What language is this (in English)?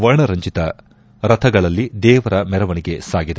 Kannada